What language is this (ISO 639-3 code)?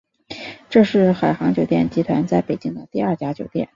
zho